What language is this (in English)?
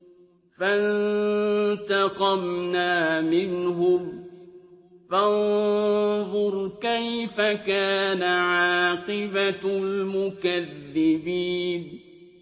Arabic